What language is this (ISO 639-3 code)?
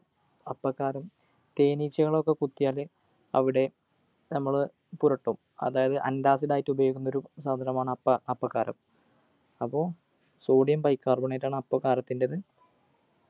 mal